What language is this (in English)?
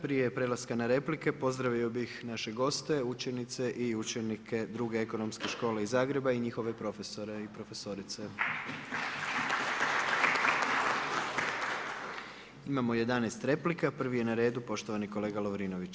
Croatian